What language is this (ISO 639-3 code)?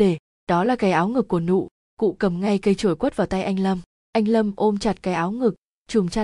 vie